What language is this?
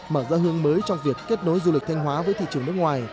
Vietnamese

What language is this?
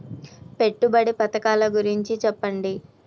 Telugu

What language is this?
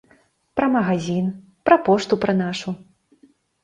Belarusian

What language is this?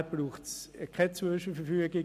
Swiss German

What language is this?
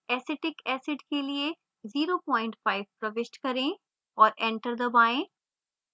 Hindi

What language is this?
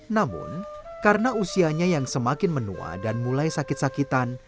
Indonesian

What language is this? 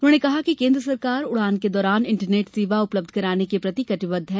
Hindi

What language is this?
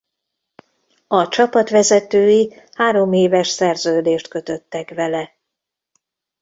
Hungarian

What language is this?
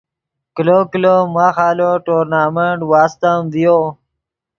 Yidgha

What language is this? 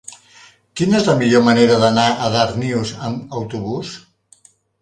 Catalan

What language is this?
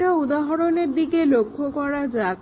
Bangla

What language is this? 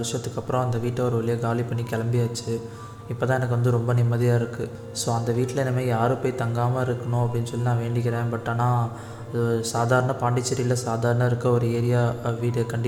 Tamil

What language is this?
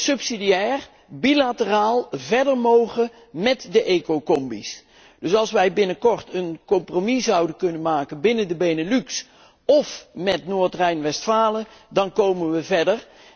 Dutch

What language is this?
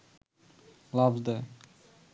Bangla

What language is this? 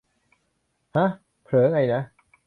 Thai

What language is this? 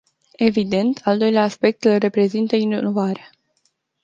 Romanian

